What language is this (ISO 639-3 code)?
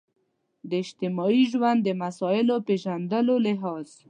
pus